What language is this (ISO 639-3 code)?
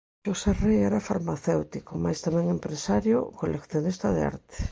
glg